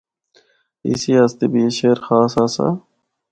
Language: Northern Hindko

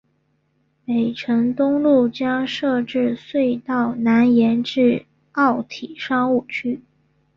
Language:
Chinese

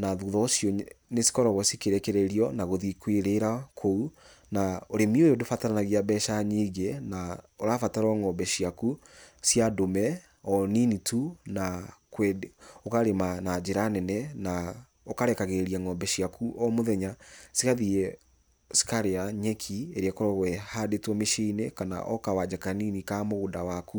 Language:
Kikuyu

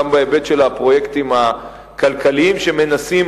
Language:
Hebrew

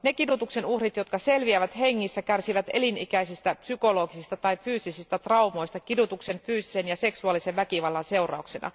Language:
Finnish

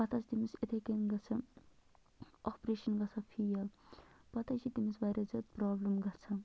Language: Kashmiri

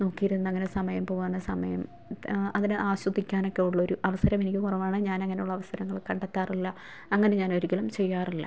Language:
Malayalam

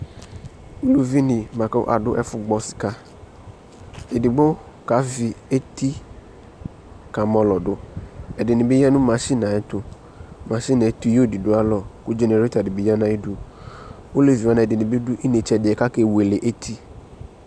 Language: Ikposo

